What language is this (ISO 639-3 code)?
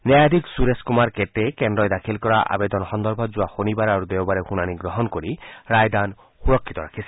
asm